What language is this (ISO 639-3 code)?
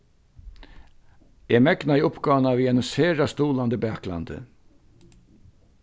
fao